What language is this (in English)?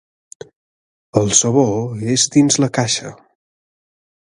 Catalan